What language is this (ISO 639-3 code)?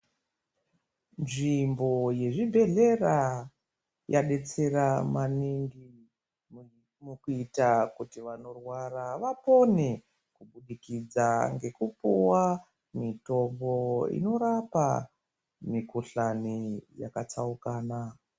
ndc